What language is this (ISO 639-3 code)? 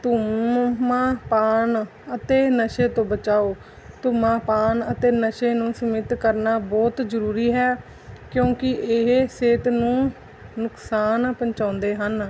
pan